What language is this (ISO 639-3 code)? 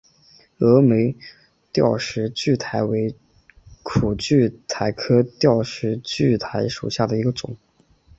zho